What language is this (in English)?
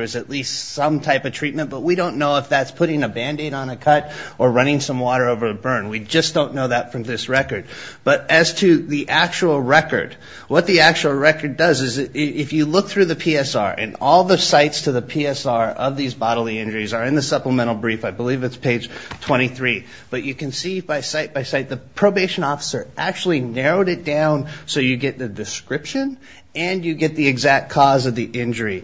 English